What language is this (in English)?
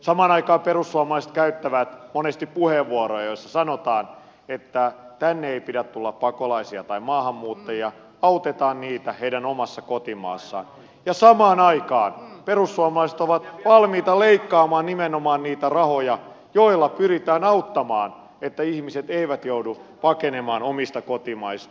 Finnish